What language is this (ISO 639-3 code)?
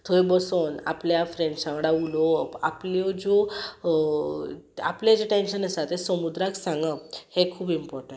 kok